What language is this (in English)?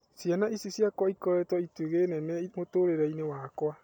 Kikuyu